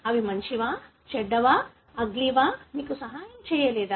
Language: Telugu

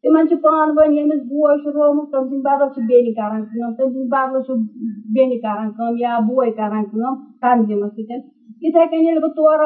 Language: Urdu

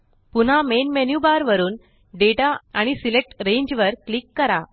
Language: Marathi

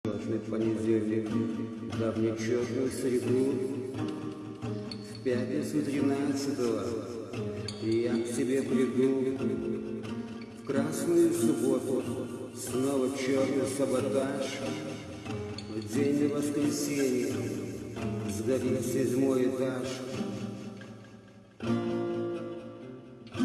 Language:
Turkish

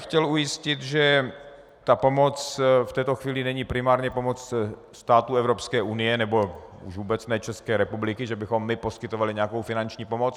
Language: Czech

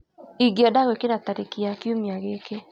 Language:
Kikuyu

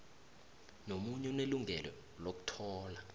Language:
South Ndebele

